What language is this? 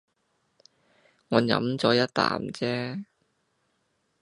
Cantonese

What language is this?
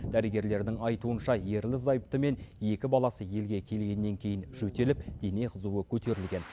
Kazakh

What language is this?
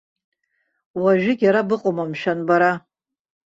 Abkhazian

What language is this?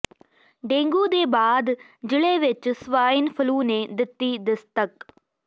Punjabi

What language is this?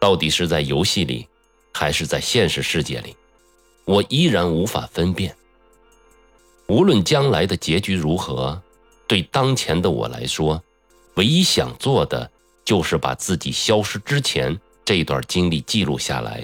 Chinese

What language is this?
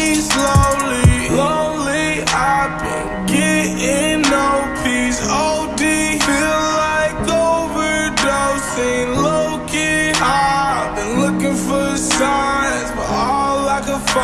English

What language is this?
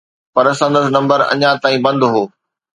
Sindhi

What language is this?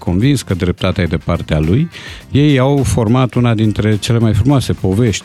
Romanian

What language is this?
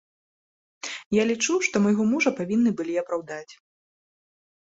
Belarusian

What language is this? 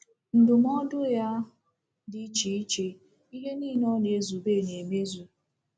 Igbo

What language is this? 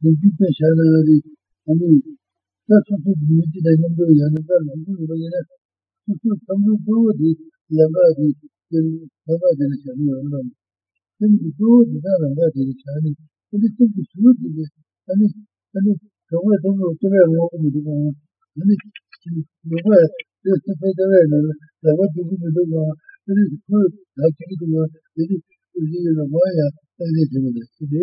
Italian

